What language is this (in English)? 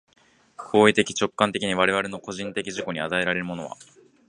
Japanese